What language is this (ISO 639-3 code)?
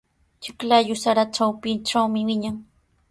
qws